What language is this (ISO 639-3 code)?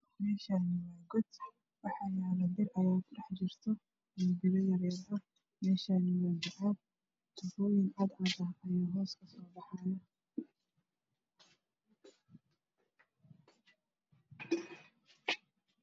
som